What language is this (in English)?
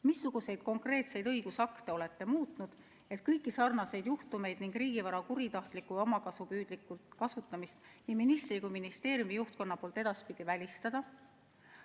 Estonian